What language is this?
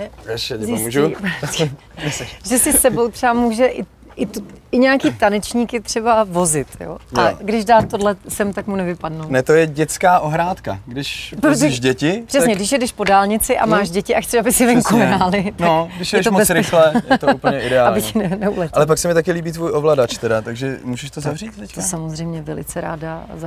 Czech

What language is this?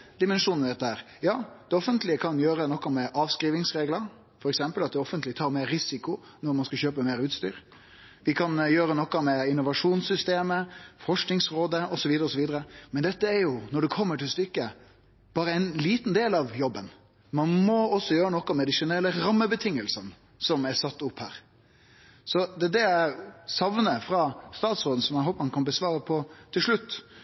Norwegian Nynorsk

